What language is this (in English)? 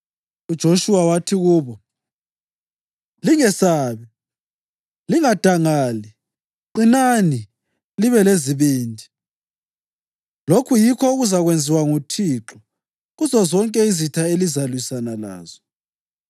North Ndebele